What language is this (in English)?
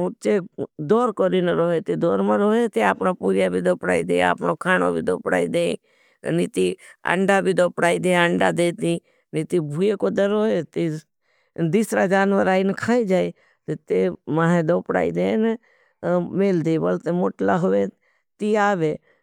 Bhili